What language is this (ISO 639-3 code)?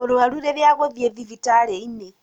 kik